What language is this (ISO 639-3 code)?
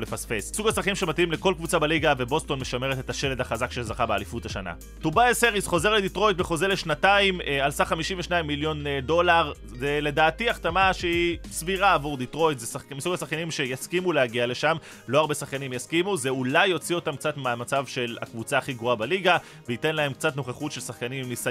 heb